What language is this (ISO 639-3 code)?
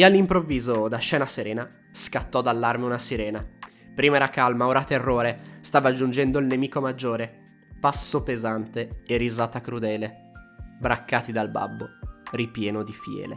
ita